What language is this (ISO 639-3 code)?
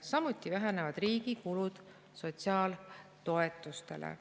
est